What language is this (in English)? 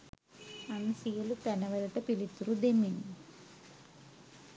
Sinhala